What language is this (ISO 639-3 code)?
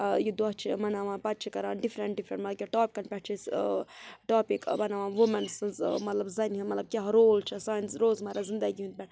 kas